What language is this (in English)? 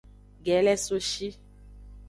Aja (Benin)